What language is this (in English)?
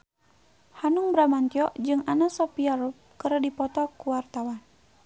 Sundanese